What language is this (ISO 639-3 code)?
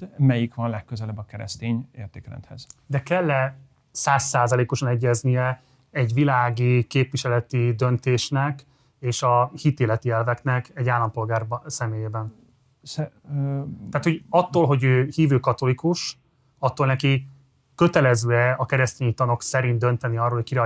hun